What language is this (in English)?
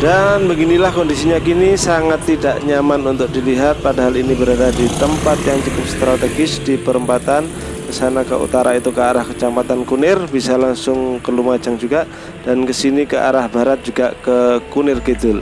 Indonesian